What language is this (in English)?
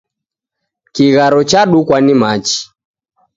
Taita